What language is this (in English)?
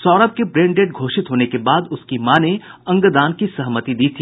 Hindi